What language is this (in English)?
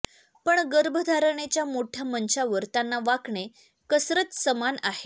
Marathi